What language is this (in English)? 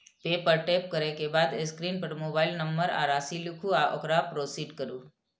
Maithili